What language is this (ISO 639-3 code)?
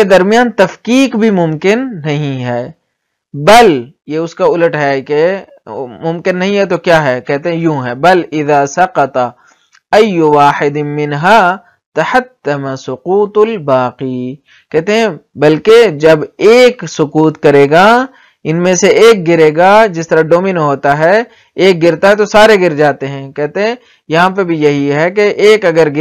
ara